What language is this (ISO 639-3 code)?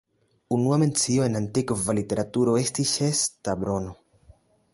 epo